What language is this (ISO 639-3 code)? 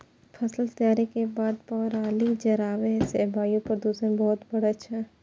mai